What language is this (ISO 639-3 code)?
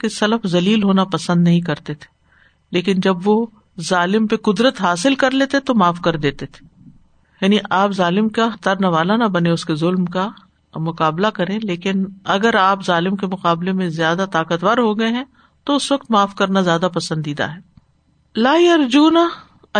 urd